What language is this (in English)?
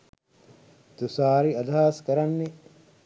Sinhala